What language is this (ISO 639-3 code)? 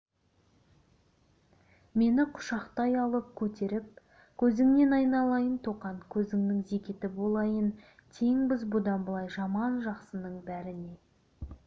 kaz